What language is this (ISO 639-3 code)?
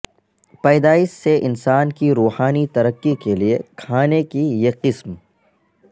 urd